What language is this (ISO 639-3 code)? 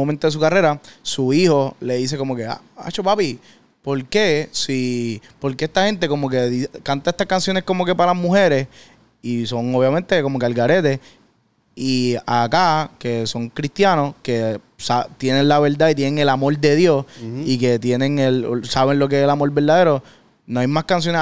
spa